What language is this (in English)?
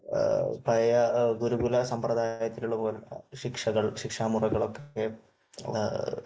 Malayalam